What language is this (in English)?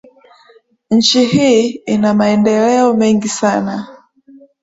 Swahili